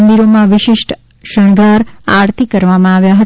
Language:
Gujarati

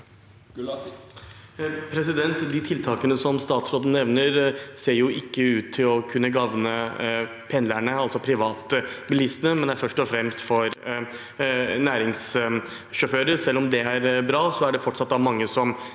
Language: Norwegian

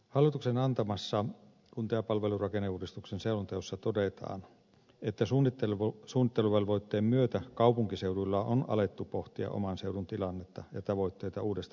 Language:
Finnish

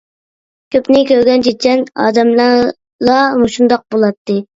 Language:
Uyghur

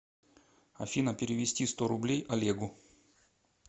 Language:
Russian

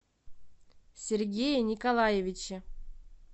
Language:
Russian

